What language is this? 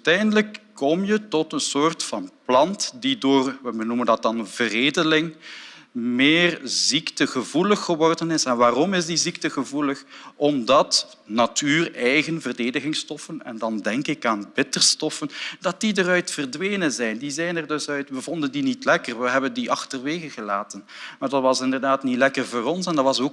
Dutch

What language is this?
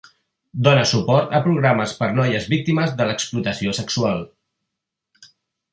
Catalan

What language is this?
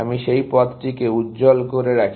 Bangla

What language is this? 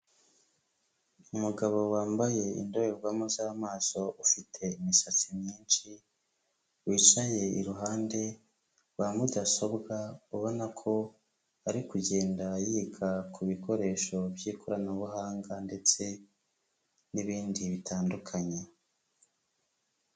Kinyarwanda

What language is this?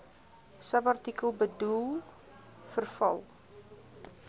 Afrikaans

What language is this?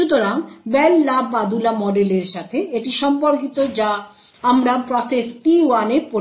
Bangla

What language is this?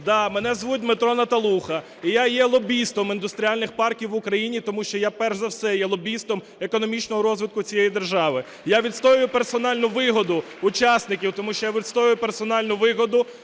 Ukrainian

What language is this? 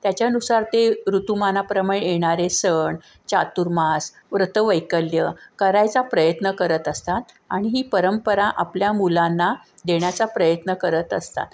Marathi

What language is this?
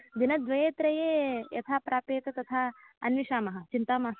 Sanskrit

